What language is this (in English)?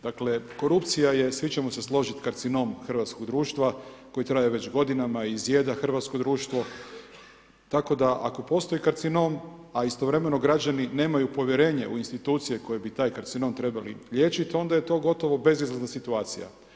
Croatian